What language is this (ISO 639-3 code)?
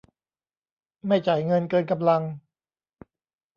tha